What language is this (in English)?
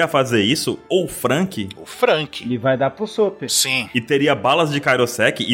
Portuguese